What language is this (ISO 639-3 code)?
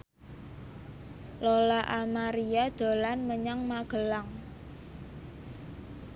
jav